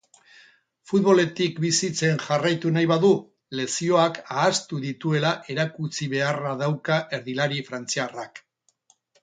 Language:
Basque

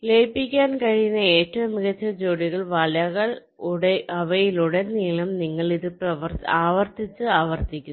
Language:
Malayalam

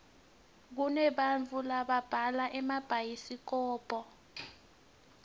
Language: Swati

